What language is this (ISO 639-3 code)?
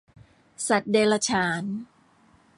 tha